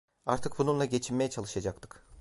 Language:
Turkish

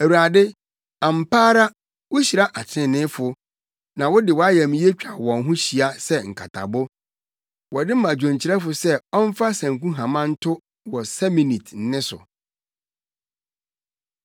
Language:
Akan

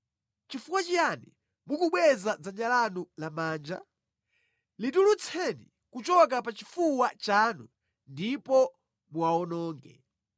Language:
Nyanja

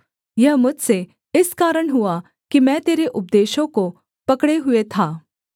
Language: Hindi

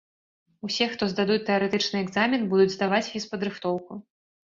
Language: Belarusian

